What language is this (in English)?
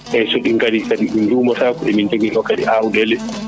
Fula